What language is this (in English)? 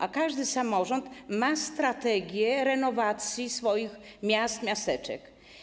Polish